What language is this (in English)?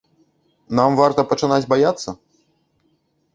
Belarusian